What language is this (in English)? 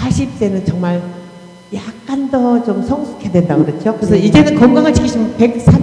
Korean